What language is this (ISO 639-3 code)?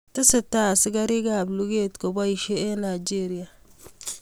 kln